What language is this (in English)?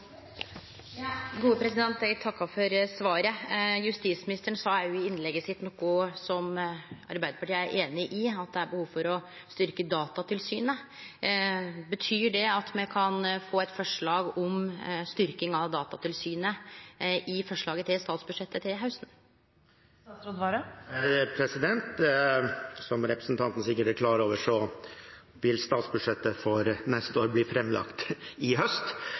Norwegian